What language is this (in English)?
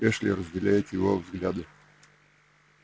Russian